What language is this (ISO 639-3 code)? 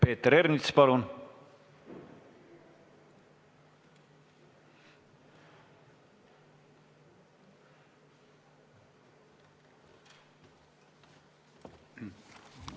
est